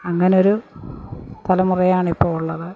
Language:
Malayalam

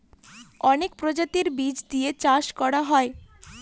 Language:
Bangla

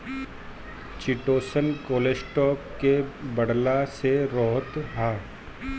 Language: Bhojpuri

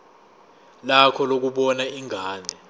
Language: Zulu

